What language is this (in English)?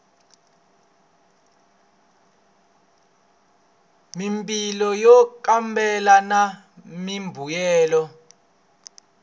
Tsonga